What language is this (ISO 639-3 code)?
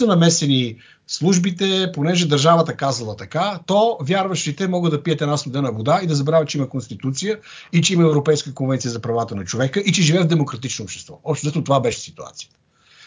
bul